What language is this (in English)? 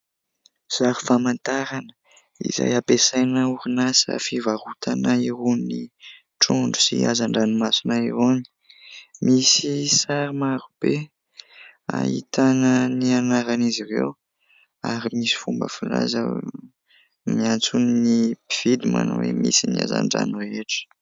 Malagasy